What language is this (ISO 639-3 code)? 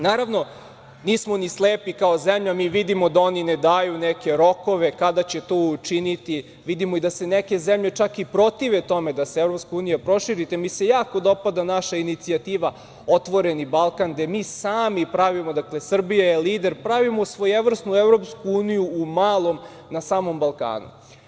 srp